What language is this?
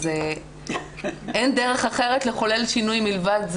Hebrew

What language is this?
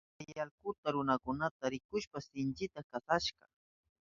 Southern Pastaza Quechua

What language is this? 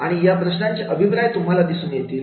Marathi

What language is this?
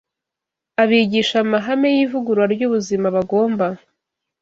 Kinyarwanda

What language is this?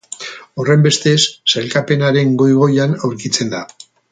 Basque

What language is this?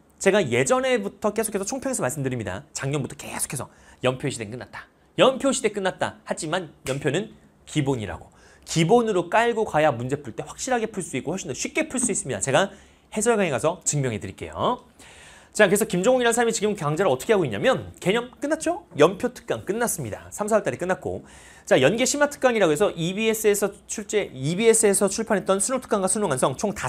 Korean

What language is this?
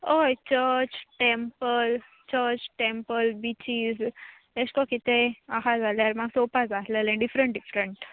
Konkani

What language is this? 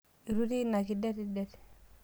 Masai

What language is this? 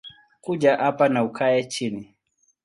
Swahili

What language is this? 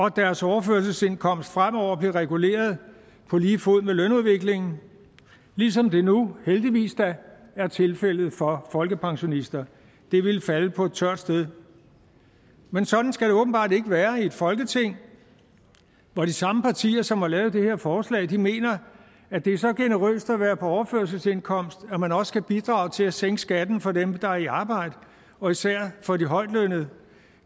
Danish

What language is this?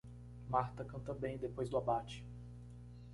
Portuguese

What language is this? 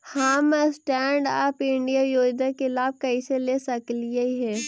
Magahi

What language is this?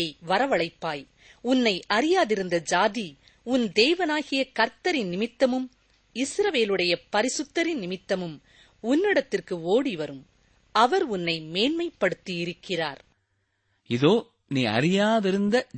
Tamil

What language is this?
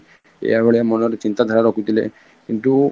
Odia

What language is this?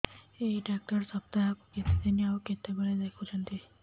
Odia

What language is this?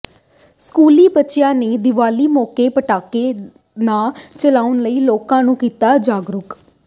Punjabi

